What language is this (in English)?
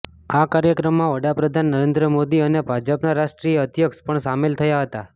Gujarati